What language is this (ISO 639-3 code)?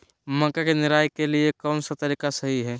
mag